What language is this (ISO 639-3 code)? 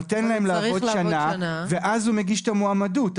heb